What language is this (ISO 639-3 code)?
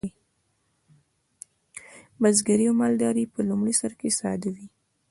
pus